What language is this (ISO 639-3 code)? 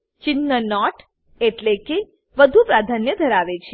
guj